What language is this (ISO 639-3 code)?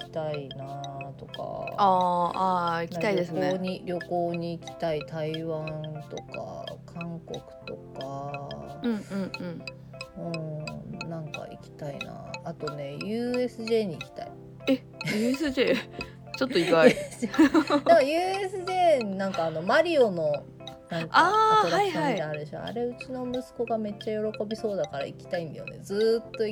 jpn